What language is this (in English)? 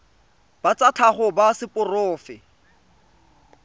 Tswana